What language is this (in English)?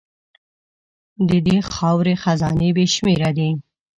Pashto